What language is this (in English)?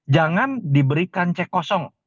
Indonesian